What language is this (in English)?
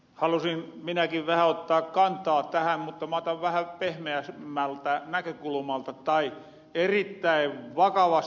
Finnish